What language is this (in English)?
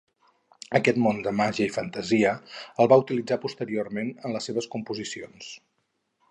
Catalan